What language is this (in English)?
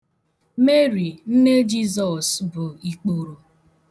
Igbo